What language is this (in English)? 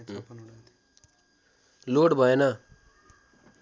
Nepali